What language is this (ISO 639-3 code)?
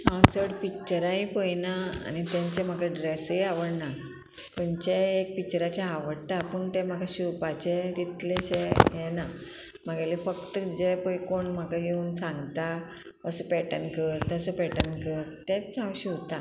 kok